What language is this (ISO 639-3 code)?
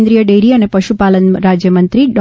guj